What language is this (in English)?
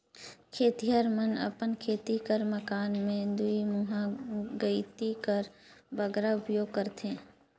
Chhattisgarhi